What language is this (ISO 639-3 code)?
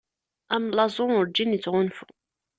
kab